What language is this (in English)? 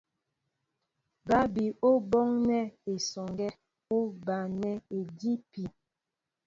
Mbo (Cameroon)